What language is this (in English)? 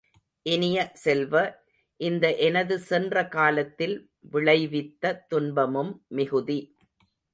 Tamil